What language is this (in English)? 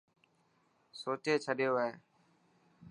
Dhatki